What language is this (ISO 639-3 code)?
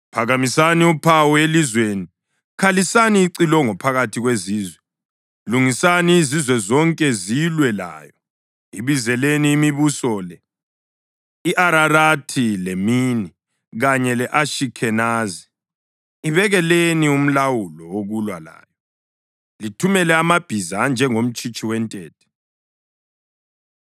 nde